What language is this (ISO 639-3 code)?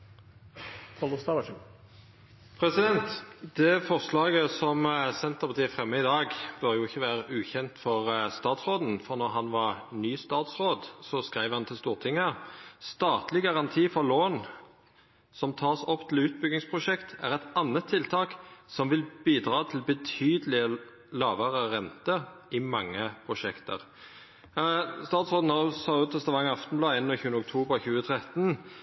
nno